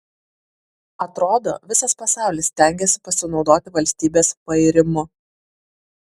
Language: Lithuanian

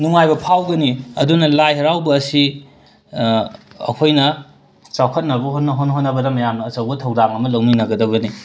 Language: Manipuri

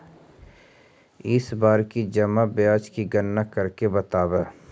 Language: Magahi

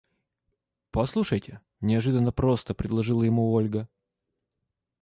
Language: Russian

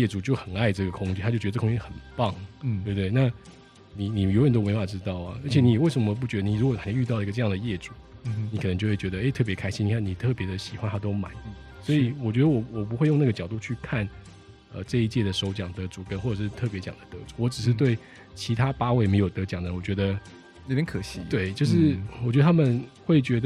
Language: Chinese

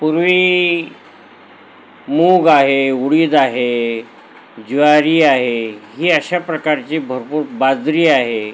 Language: Marathi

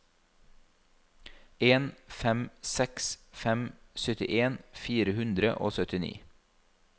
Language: Norwegian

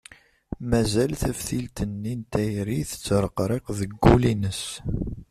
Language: Kabyle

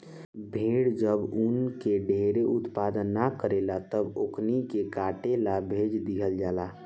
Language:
Bhojpuri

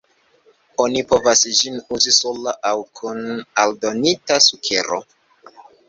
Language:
Esperanto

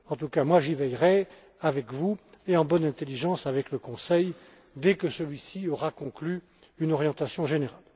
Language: French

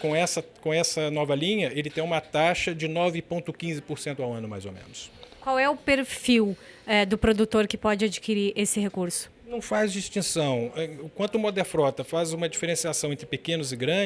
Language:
Portuguese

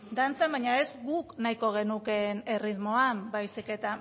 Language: Basque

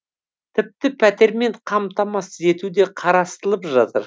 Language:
Kazakh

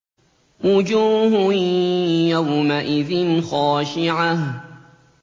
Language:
Arabic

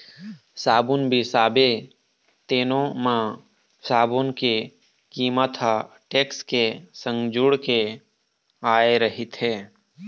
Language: Chhattisgarhi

